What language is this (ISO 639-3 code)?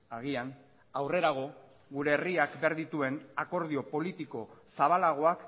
eus